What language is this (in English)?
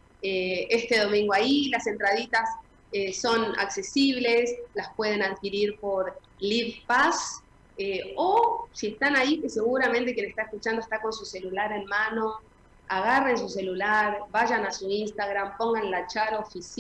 Spanish